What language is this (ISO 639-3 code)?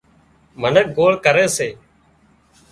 kxp